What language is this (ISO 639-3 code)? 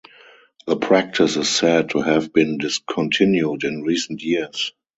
eng